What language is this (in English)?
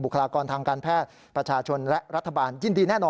Thai